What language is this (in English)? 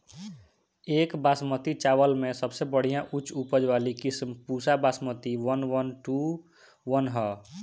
Bhojpuri